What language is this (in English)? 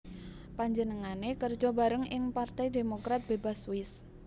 Javanese